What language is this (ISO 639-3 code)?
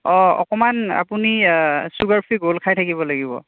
asm